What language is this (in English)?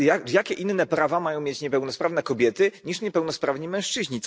Polish